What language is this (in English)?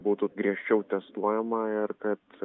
Lithuanian